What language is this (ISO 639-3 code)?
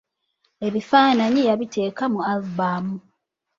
lug